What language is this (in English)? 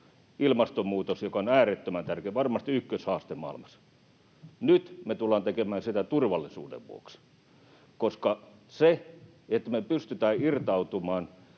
Finnish